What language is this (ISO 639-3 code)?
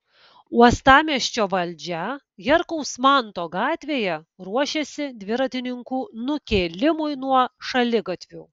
lit